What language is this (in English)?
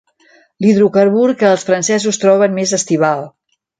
Catalan